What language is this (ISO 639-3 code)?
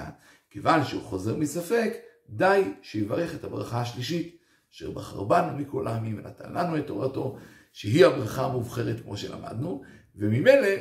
heb